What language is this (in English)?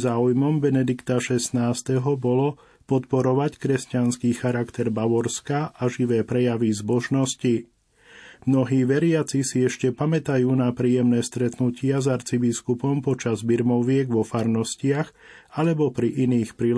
Slovak